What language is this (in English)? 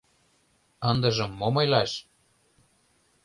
Mari